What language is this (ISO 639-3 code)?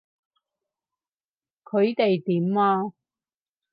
yue